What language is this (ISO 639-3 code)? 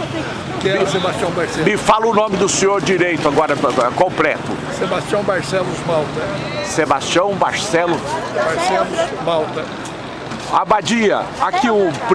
por